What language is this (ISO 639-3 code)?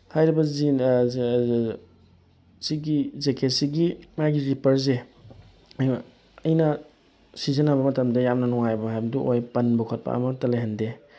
mni